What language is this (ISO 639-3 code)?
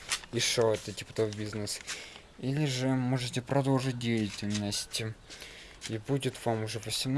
rus